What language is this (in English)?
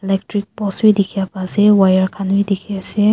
Naga Pidgin